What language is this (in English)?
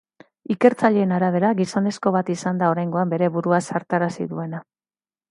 Basque